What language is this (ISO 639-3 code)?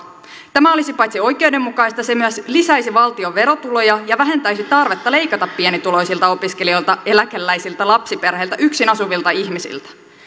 fin